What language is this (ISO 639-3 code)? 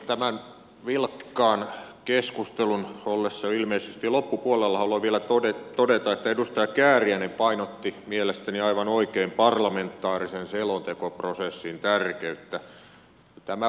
fin